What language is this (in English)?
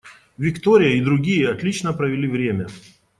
Russian